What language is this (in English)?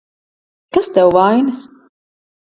Latvian